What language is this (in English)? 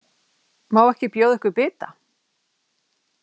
Icelandic